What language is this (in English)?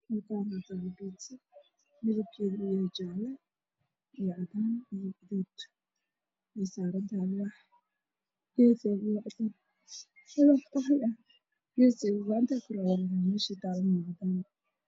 Somali